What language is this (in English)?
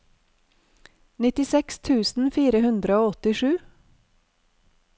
Norwegian